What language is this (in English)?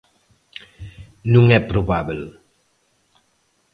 Galician